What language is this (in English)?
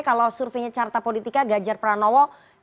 Indonesian